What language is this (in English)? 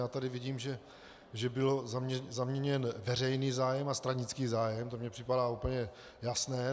Czech